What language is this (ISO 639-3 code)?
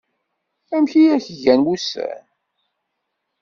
kab